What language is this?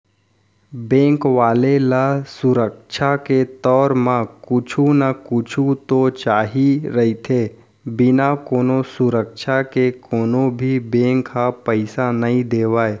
Chhattisgarhi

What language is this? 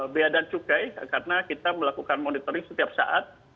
Indonesian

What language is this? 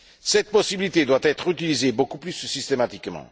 French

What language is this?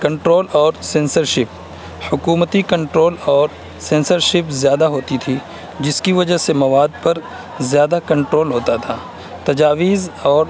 Urdu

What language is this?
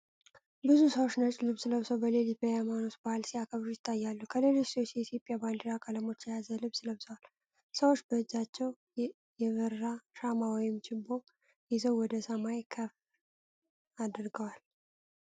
Amharic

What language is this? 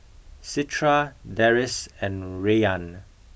English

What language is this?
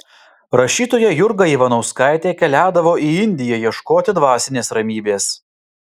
Lithuanian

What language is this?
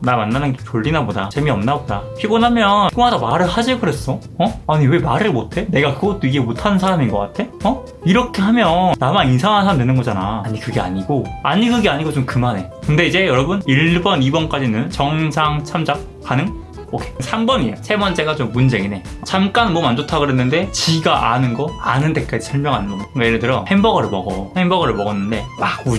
Korean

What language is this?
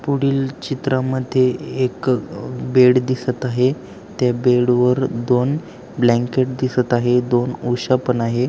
Marathi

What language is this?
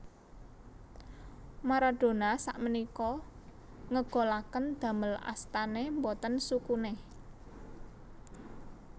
Javanese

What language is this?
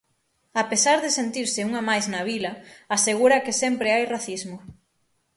Galician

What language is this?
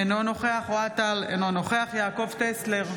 Hebrew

